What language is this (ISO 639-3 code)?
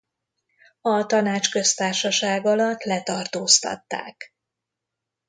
hun